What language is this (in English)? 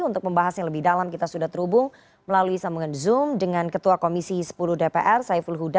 Indonesian